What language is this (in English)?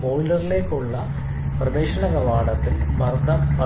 Malayalam